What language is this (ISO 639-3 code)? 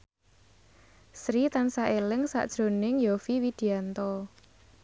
jav